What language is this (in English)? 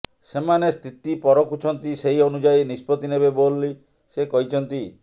Odia